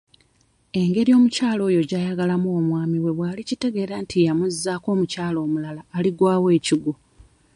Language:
Ganda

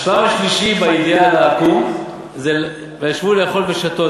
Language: Hebrew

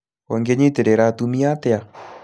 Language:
Kikuyu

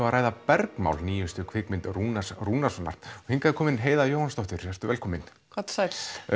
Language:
Icelandic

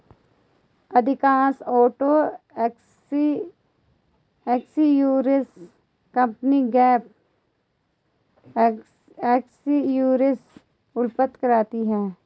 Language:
Hindi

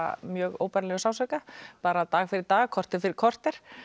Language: Icelandic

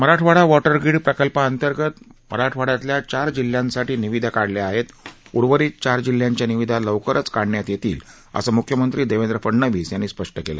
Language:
Marathi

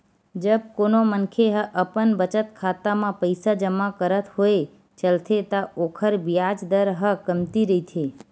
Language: Chhattisgarhi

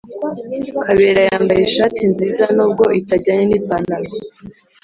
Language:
Kinyarwanda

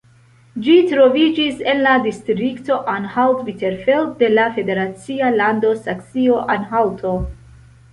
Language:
Esperanto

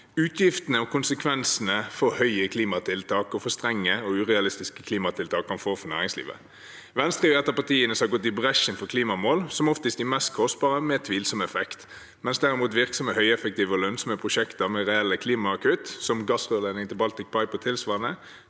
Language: Norwegian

